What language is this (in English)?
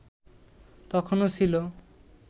Bangla